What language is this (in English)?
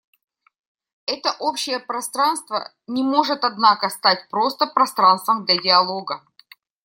Russian